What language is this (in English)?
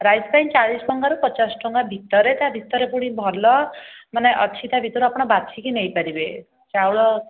Odia